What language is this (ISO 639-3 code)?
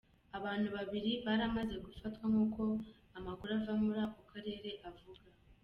kin